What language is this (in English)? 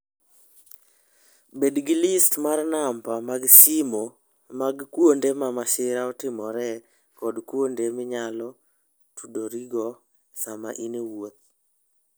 Luo (Kenya and Tanzania)